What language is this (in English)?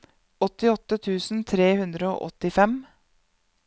Norwegian